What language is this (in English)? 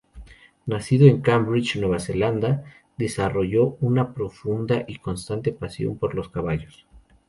Spanish